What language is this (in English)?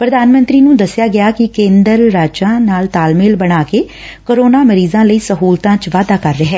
Punjabi